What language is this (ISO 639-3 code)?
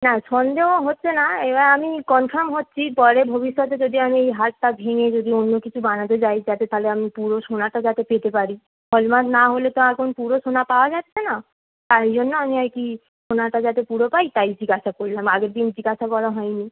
ben